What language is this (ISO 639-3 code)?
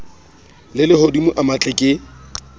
sot